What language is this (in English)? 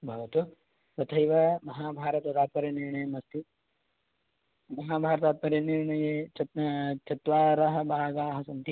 Sanskrit